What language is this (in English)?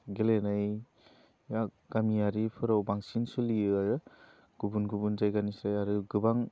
Bodo